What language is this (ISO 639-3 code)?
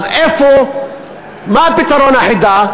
heb